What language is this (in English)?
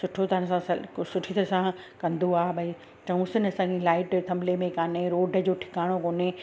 Sindhi